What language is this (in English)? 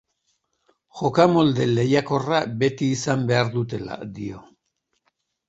Basque